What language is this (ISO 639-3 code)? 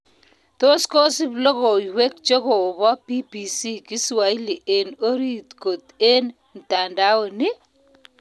kln